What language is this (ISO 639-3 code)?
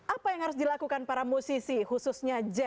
ind